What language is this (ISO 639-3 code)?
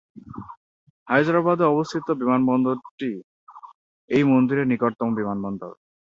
ben